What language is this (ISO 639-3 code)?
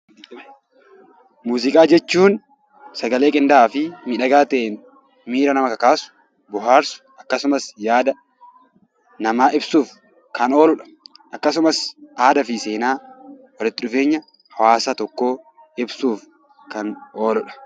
orm